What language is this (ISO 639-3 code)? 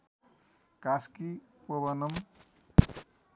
nep